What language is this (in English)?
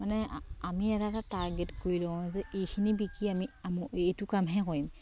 Assamese